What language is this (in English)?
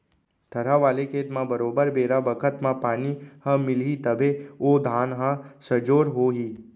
Chhattisgarhi